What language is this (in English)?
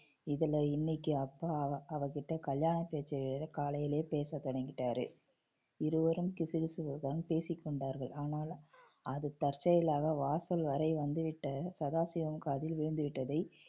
Tamil